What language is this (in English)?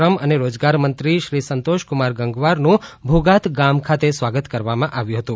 Gujarati